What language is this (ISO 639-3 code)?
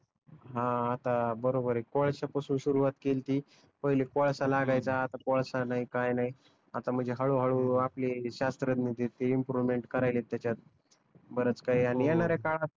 mar